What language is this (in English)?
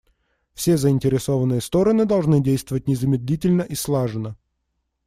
Russian